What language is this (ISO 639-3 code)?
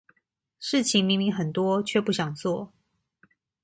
zho